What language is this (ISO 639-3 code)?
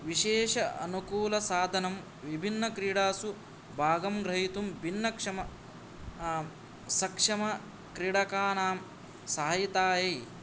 san